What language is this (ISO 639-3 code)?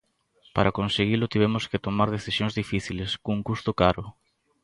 glg